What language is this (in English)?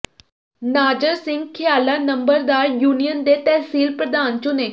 Punjabi